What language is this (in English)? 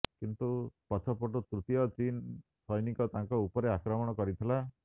Odia